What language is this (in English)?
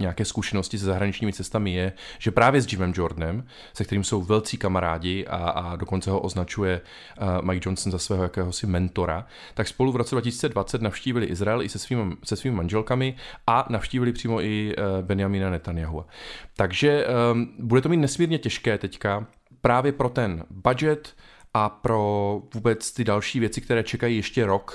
Czech